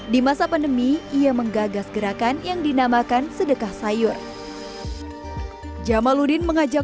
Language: Indonesian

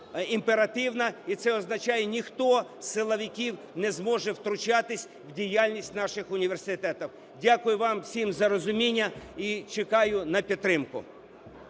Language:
Ukrainian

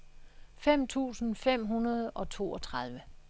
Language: Danish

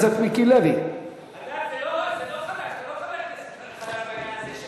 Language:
Hebrew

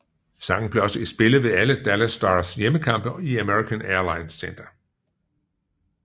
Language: Danish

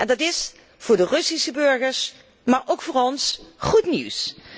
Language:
Dutch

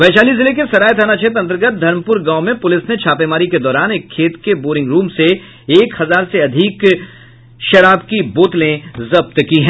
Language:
Hindi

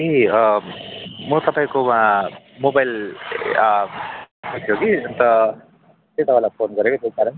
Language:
Nepali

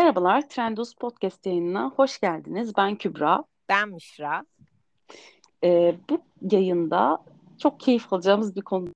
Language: Turkish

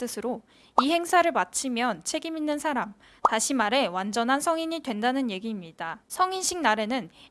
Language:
Korean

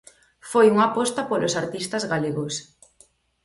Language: Galician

